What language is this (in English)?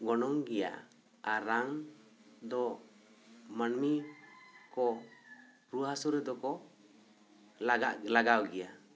Santali